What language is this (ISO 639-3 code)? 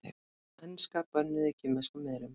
isl